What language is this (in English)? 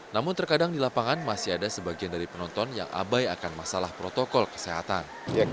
Indonesian